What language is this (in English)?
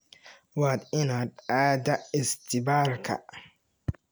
Somali